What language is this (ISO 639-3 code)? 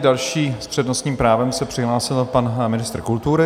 ces